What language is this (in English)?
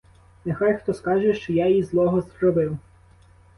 Ukrainian